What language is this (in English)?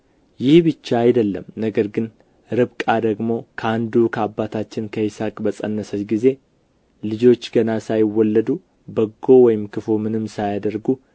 Amharic